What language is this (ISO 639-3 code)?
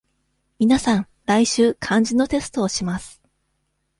jpn